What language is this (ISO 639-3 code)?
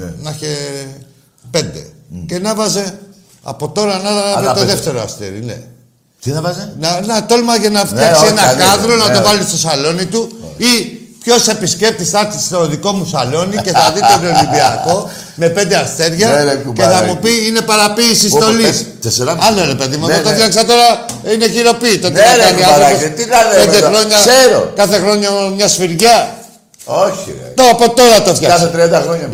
ell